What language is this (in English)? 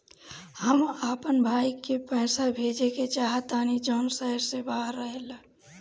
Bhojpuri